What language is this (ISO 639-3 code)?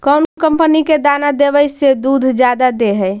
mag